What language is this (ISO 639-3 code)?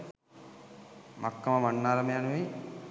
sin